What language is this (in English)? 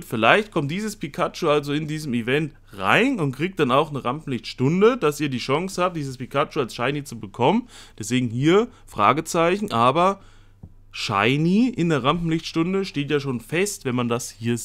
German